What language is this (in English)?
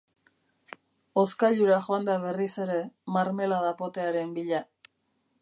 Basque